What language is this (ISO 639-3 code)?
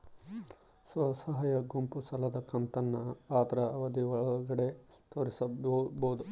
kan